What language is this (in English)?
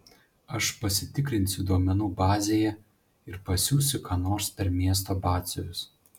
Lithuanian